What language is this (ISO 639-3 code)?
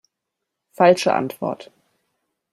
deu